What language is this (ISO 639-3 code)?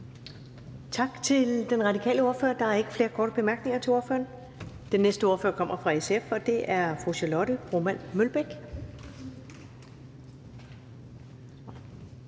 dan